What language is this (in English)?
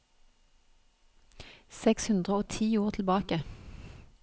Norwegian